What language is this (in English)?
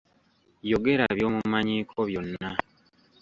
Ganda